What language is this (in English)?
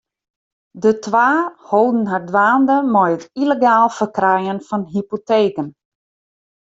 Western Frisian